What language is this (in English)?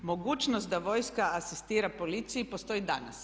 Croatian